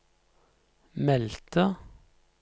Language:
Norwegian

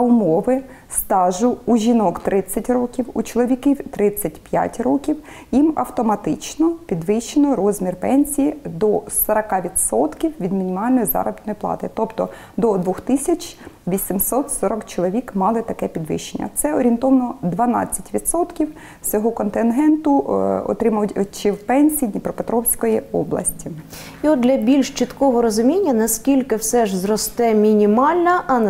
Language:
Ukrainian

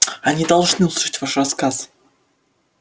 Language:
Russian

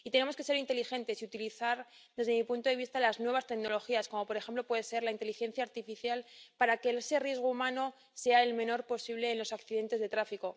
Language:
Spanish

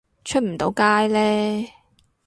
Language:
Cantonese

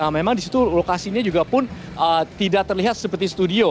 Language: Indonesian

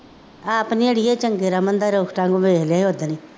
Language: Punjabi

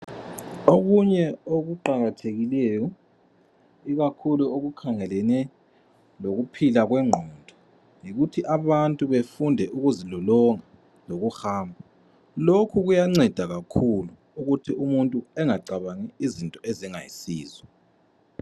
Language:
North Ndebele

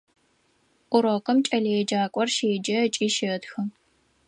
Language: Adyghe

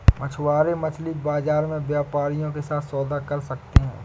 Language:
Hindi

